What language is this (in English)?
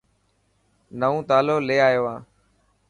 Dhatki